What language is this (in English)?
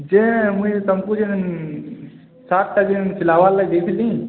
Odia